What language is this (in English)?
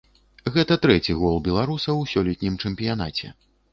Belarusian